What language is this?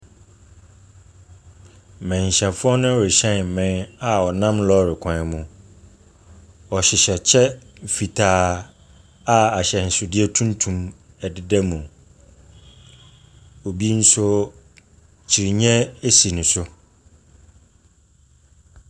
Akan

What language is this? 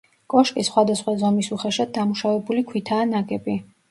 Georgian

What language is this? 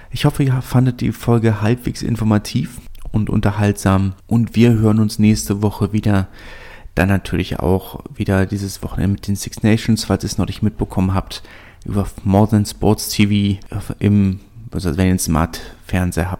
German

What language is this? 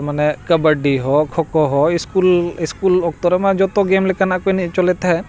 Santali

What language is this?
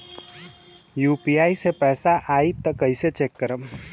Bhojpuri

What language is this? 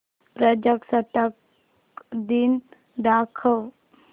Marathi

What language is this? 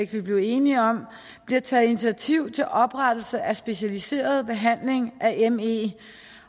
Danish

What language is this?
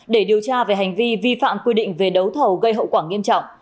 Vietnamese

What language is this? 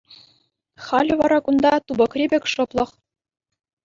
Chuvash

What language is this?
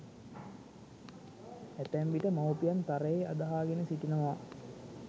Sinhala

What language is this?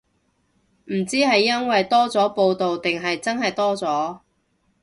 Cantonese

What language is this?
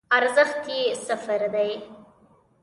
Pashto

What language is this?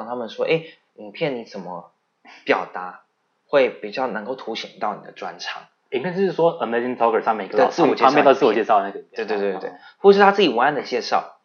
Chinese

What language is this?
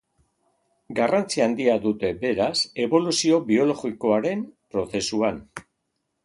Basque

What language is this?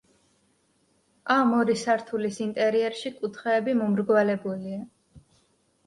Georgian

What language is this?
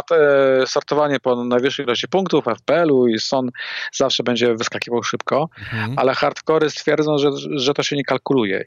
Polish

